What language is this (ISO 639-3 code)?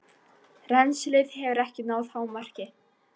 isl